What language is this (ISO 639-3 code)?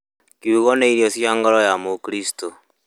kik